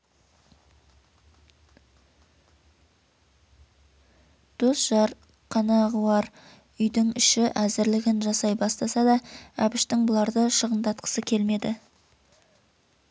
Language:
Kazakh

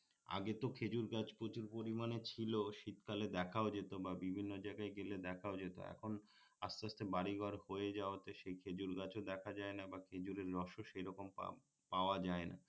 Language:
Bangla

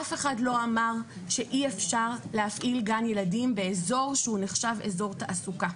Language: Hebrew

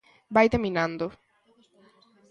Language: Galician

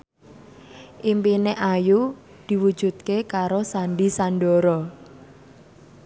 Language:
Javanese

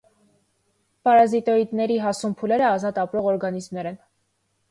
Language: Armenian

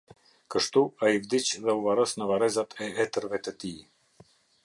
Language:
Albanian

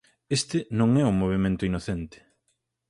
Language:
Galician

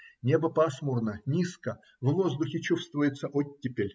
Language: Russian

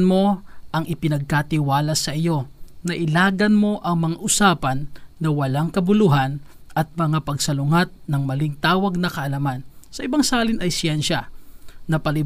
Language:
Filipino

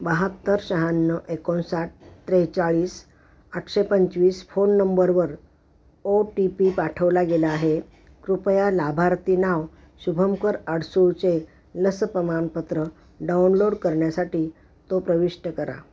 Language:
Marathi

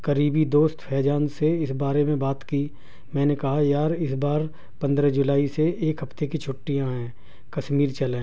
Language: Urdu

